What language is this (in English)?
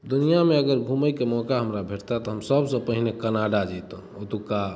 Maithili